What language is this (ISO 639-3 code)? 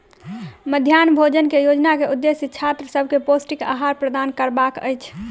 mai